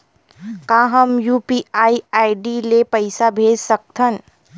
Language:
Chhattisgarhi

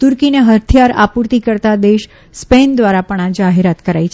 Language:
Gujarati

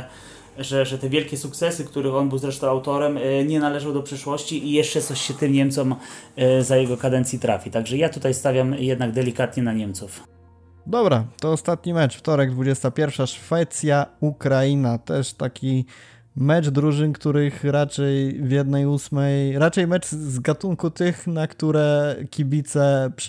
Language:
Polish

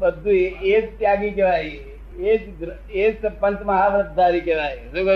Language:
Gujarati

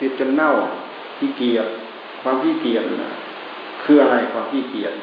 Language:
Thai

